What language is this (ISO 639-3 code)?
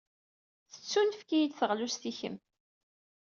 kab